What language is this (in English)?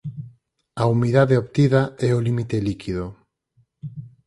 Galician